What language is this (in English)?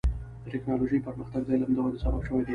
Pashto